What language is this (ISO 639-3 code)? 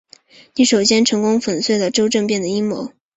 zho